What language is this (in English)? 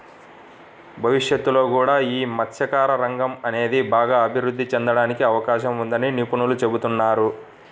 Telugu